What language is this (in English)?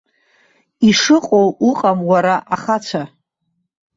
Abkhazian